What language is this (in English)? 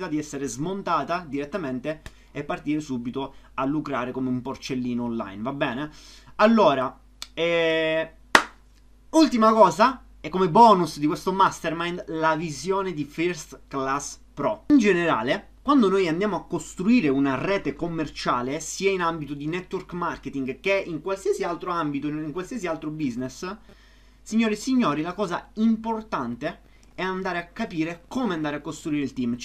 Italian